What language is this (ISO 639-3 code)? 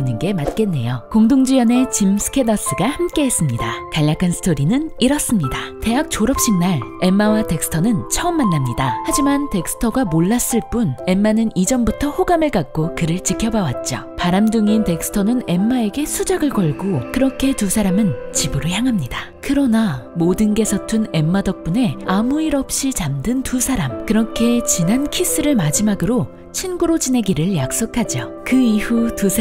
kor